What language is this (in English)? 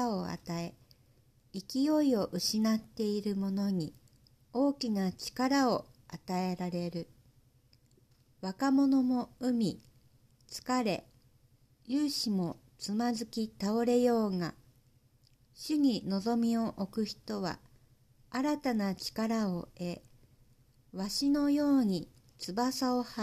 Japanese